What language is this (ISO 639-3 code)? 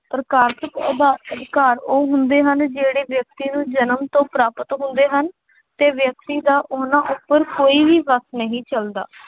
pan